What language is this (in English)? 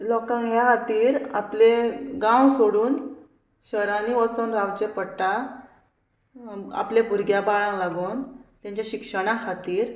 Konkani